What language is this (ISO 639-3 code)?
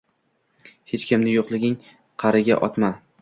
uzb